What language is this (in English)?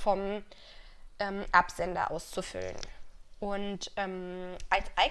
German